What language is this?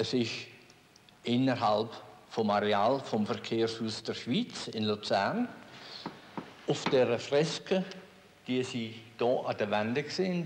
German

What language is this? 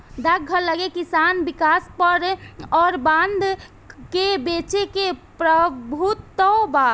Bhojpuri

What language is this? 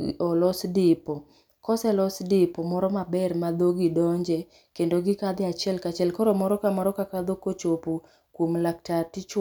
Luo (Kenya and Tanzania)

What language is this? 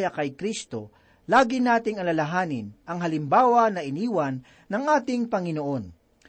Filipino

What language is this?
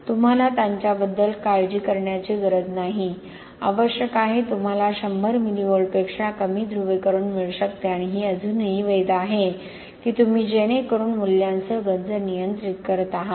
Marathi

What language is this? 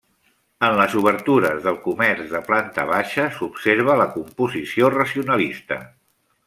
Catalan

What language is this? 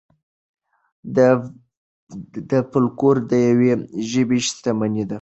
Pashto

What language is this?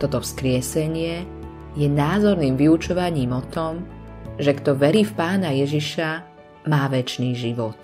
Slovak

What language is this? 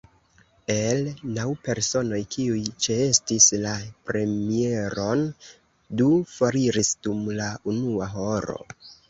Esperanto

